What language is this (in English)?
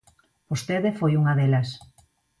Galician